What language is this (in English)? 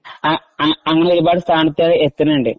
Malayalam